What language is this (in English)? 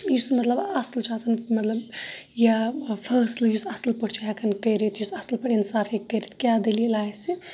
Kashmiri